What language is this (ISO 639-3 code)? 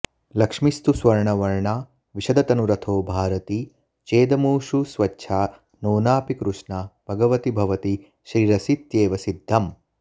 san